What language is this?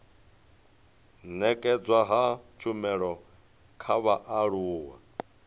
Venda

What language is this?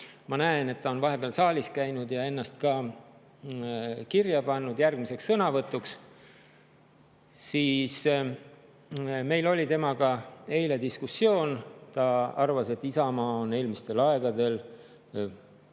Estonian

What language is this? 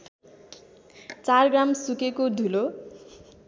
Nepali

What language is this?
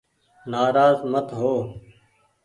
Goaria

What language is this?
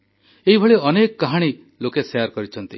Odia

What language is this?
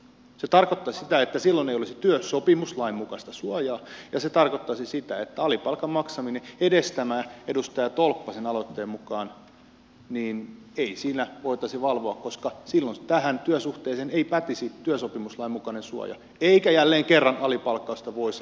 Finnish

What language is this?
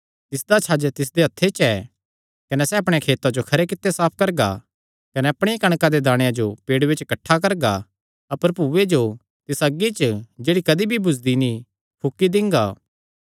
Kangri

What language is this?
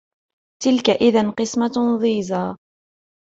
Arabic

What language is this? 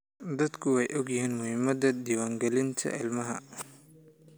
Somali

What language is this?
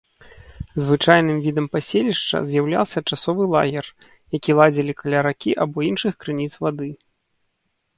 Belarusian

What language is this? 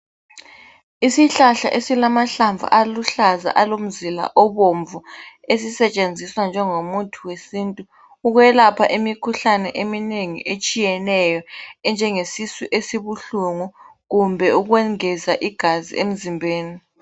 North Ndebele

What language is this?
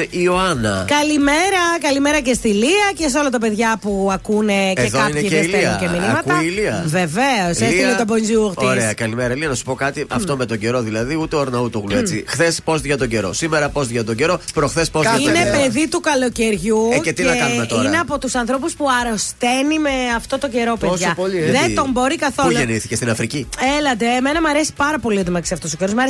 Greek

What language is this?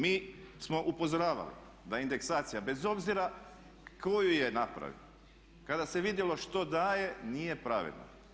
Croatian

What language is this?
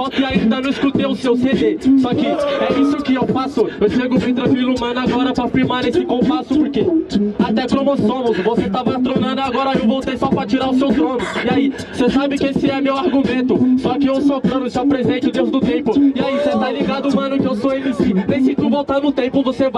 Portuguese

